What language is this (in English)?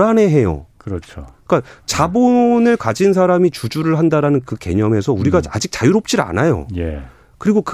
Korean